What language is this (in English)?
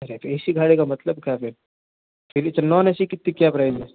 Hindi